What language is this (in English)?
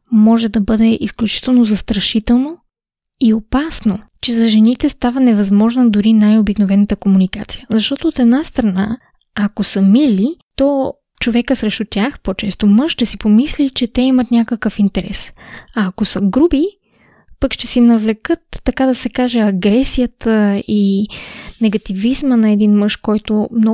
Bulgarian